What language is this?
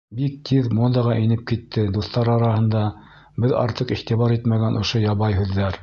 Bashkir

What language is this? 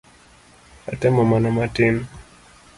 Luo (Kenya and Tanzania)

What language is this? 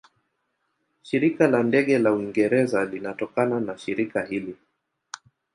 Swahili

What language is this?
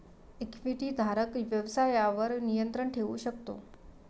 Marathi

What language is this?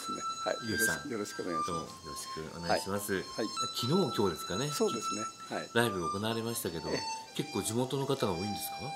Japanese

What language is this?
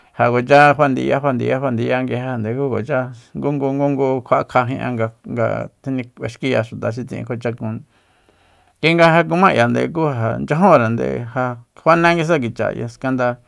Soyaltepec Mazatec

